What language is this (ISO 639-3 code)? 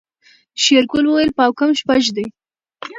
pus